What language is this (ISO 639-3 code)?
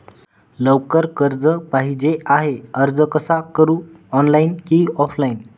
mar